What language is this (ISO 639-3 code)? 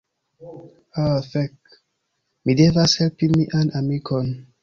epo